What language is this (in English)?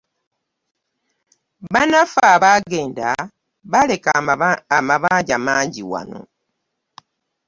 Ganda